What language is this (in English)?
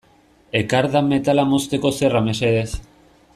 Basque